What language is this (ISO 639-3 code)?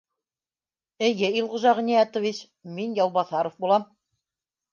bak